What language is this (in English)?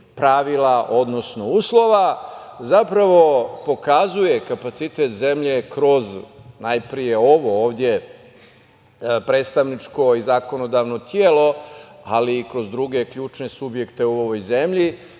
Serbian